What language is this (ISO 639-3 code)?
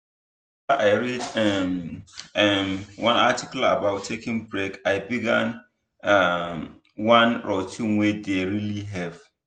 pcm